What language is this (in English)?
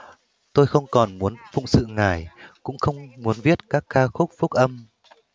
Vietnamese